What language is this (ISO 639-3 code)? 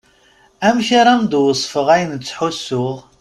kab